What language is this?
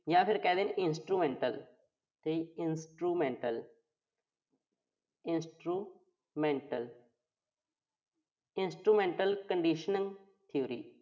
Punjabi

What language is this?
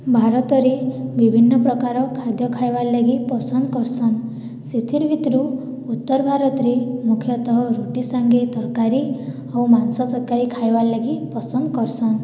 Odia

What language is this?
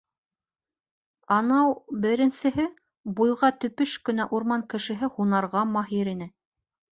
Bashkir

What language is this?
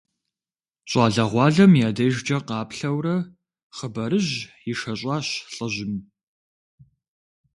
Kabardian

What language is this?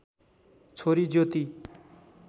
Nepali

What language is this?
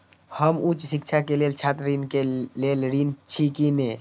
Maithili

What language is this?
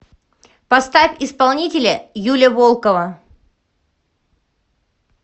Russian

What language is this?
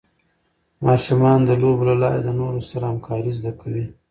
Pashto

